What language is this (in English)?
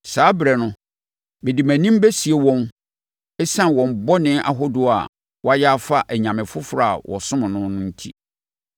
Akan